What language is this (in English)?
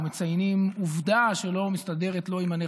Hebrew